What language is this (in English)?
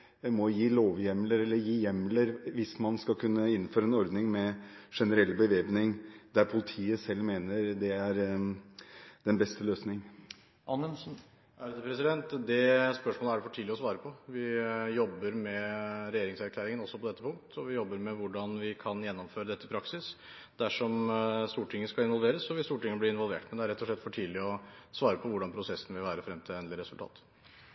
Norwegian Bokmål